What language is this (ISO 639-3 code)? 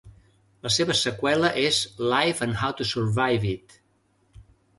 cat